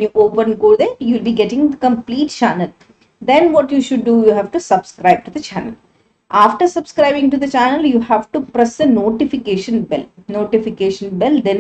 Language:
English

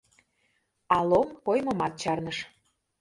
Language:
Mari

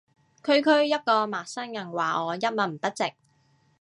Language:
Cantonese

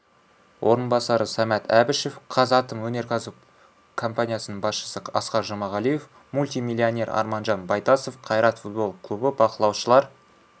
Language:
Kazakh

